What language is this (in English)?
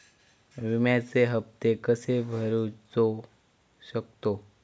Marathi